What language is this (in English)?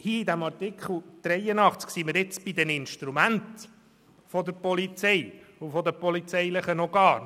Swiss German